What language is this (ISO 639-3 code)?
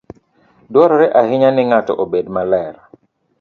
luo